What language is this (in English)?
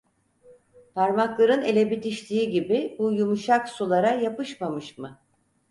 Turkish